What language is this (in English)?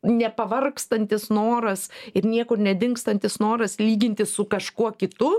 Lithuanian